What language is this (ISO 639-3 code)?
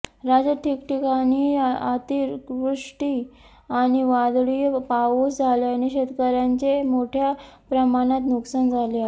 mar